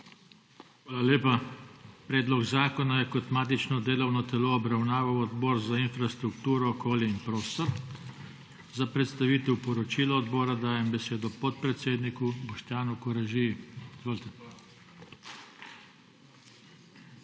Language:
Slovenian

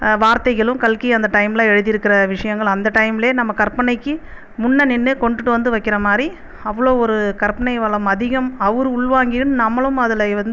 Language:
Tamil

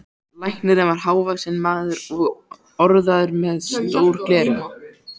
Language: Icelandic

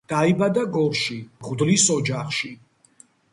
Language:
Georgian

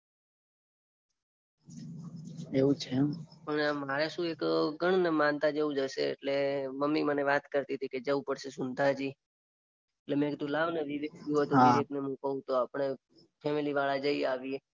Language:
Gujarati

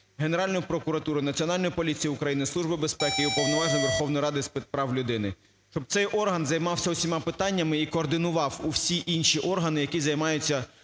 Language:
Ukrainian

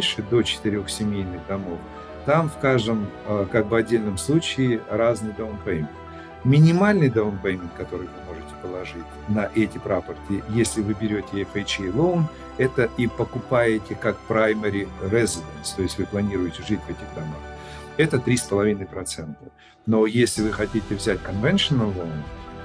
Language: Russian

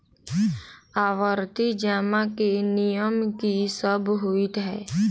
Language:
Maithili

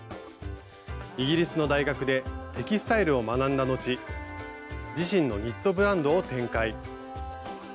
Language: Japanese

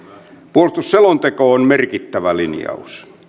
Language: Finnish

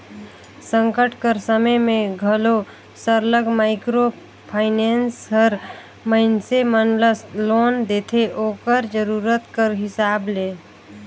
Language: Chhattisgarhi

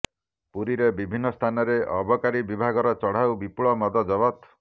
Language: Odia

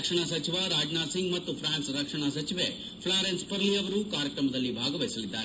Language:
Kannada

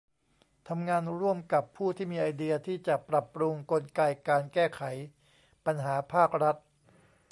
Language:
Thai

